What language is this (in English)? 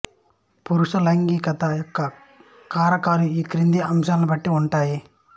Telugu